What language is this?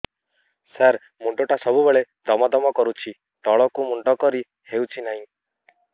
Odia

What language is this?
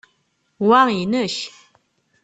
Kabyle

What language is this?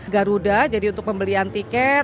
Indonesian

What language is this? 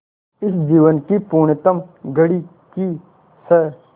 Hindi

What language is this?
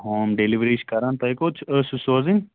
Kashmiri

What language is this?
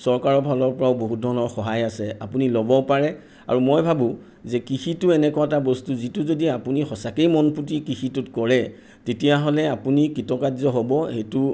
Assamese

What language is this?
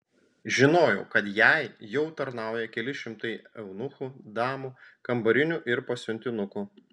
Lithuanian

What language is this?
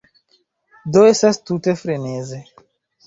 Esperanto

